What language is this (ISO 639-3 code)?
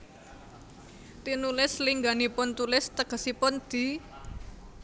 jav